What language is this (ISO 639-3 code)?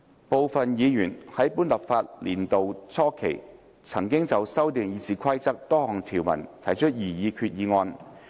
yue